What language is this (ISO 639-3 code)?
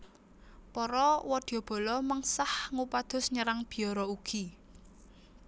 jav